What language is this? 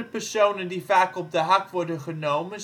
Dutch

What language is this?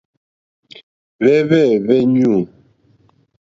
Mokpwe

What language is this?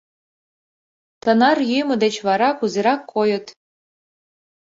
Mari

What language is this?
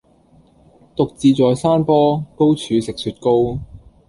Cantonese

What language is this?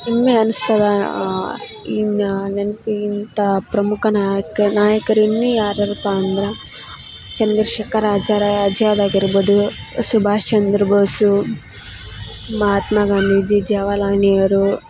Kannada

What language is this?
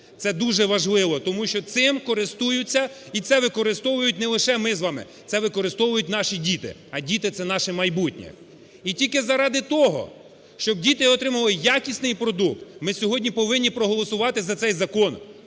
Ukrainian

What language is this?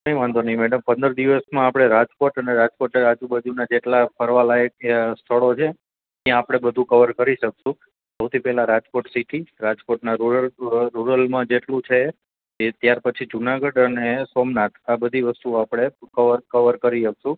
Gujarati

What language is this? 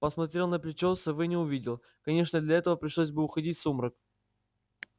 Russian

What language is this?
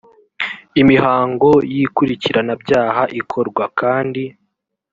Kinyarwanda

